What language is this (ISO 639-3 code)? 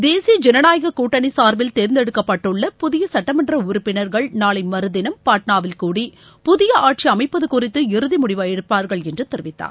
tam